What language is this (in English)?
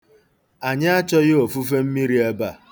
Igbo